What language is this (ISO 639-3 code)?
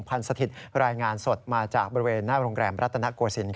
tha